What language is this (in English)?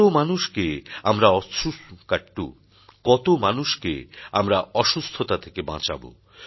Bangla